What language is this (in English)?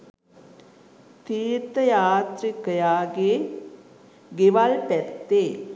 Sinhala